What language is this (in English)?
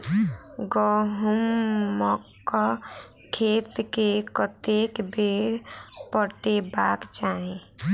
Maithili